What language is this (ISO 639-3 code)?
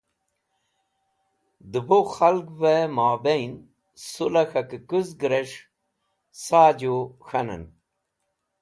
wbl